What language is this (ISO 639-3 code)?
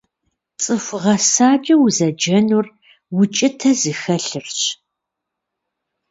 kbd